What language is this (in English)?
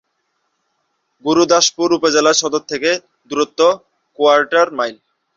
Bangla